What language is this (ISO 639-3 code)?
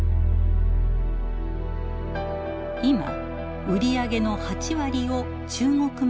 jpn